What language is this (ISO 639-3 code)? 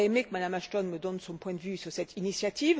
fra